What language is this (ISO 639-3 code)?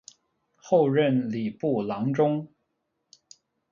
zho